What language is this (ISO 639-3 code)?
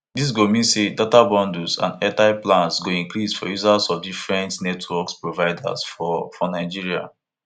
pcm